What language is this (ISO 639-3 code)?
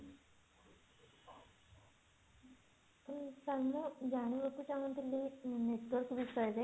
ori